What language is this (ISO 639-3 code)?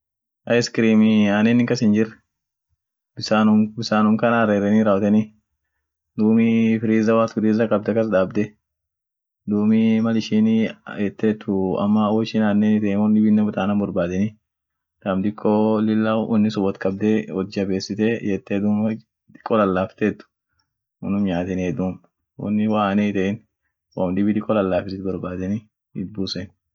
orc